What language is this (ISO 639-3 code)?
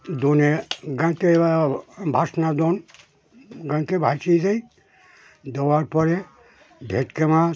ben